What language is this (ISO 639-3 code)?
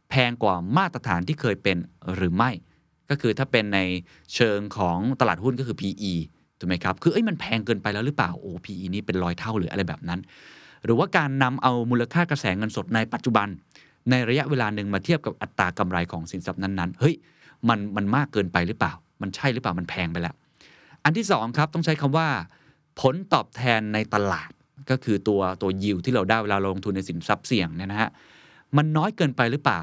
tha